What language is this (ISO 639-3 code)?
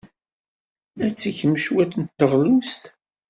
kab